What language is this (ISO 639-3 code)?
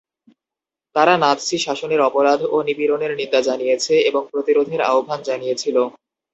ben